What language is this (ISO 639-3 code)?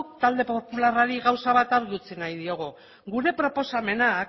eus